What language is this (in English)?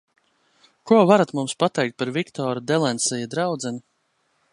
Latvian